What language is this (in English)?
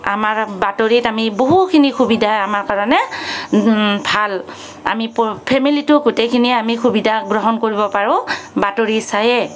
Assamese